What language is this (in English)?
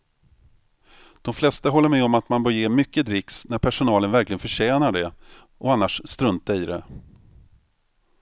Swedish